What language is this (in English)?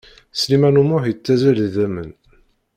Kabyle